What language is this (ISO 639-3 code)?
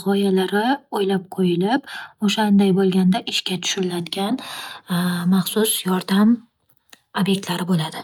uzb